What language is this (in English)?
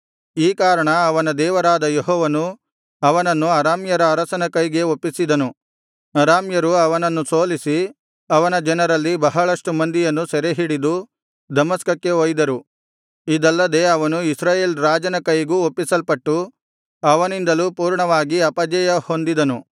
Kannada